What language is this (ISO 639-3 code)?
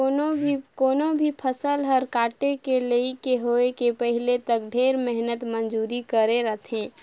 hne